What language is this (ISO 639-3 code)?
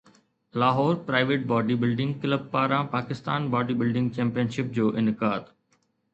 snd